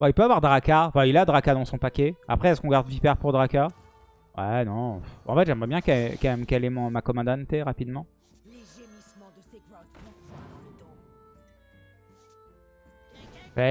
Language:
French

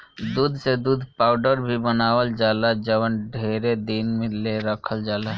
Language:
Bhojpuri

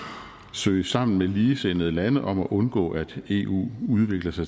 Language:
Danish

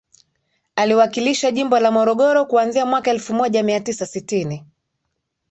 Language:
Swahili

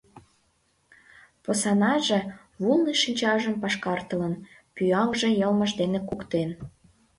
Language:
Mari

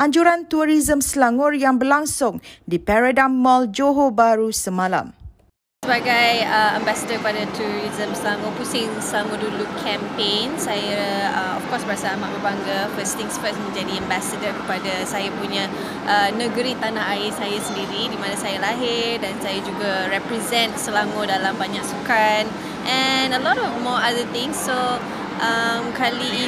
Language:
Malay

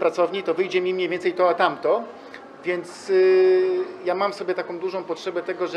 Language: Polish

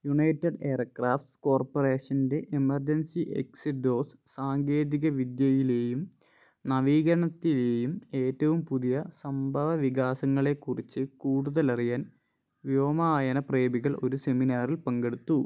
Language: Malayalam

